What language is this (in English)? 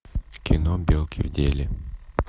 Russian